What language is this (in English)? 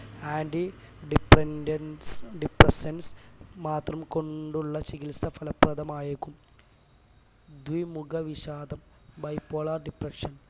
Malayalam